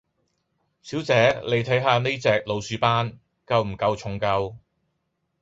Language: Cantonese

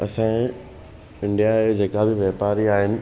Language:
Sindhi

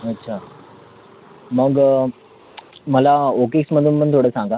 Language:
Marathi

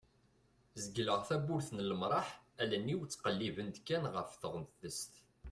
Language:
Kabyle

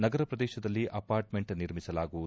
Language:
Kannada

